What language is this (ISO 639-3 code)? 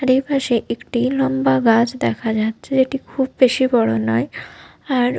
ben